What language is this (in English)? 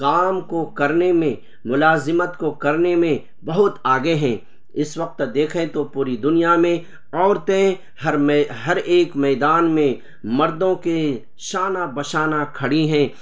Urdu